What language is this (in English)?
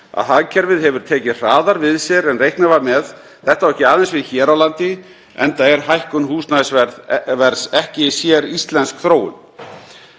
Icelandic